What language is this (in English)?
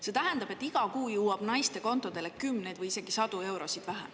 Estonian